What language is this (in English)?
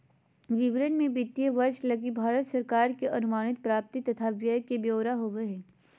Magahi